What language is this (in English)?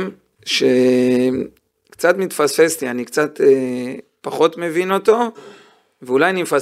Hebrew